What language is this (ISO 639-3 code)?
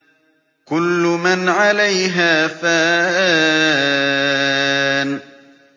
ara